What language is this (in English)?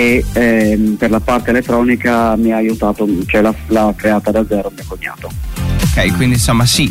Italian